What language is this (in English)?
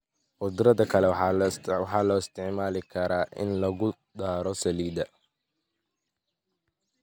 Somali